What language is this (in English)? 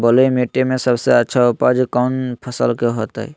Magahi